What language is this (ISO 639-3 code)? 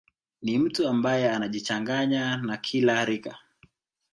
swa